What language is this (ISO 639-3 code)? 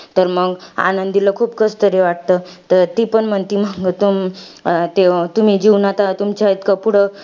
mar